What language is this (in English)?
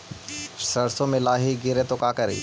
Magahi